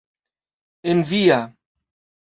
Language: Esperanto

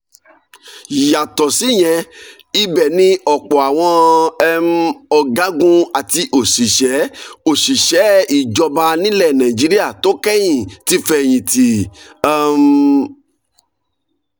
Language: Yoruba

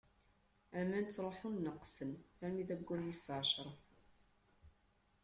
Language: Kabyle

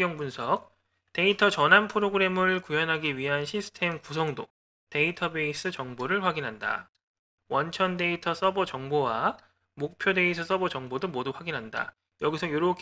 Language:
Korean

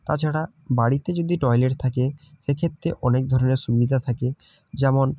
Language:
Bangla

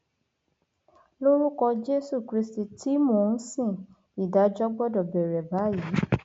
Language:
Yoruba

